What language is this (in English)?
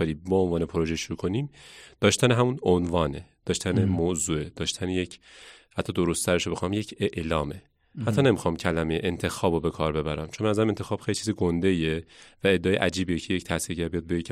Persian